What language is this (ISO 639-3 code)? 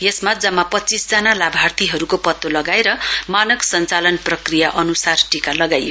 nep